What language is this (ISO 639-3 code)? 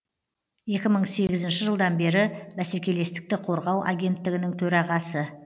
kaz